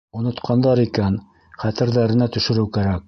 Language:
Bashkir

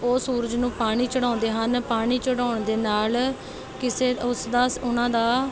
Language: Punjabi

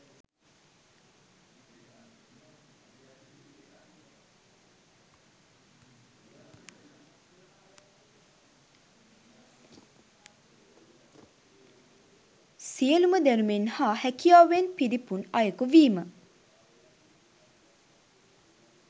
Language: Sinhala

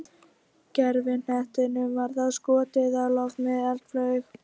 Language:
Icelandic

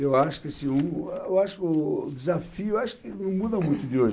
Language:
Portuguese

